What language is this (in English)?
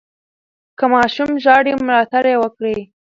Pashto